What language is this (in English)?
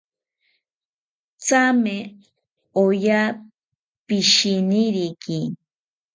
South Ucayali Ashéninka